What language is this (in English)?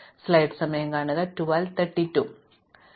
Malayalam